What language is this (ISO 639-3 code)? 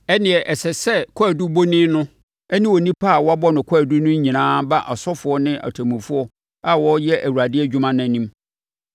aka